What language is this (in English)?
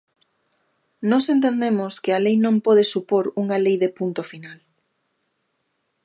Galician